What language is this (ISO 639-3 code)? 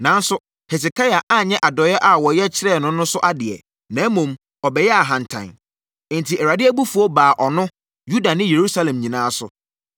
aka